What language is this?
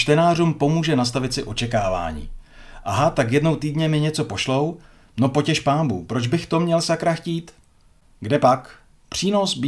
Czech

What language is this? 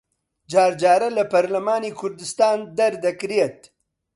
Central Kurdish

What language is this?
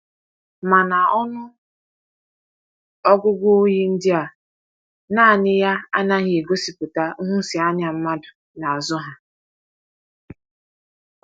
Igbo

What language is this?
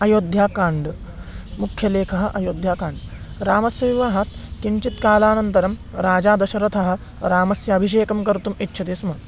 Sanskrit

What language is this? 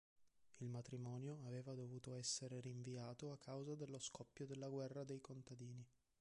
Italian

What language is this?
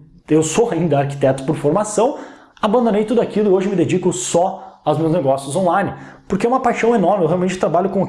Portuguese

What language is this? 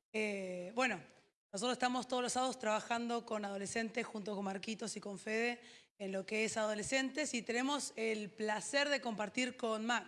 Spanish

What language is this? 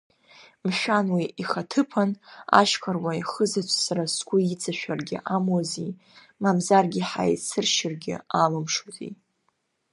Abkhazian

